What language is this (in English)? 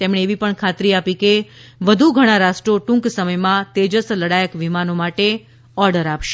Gujarati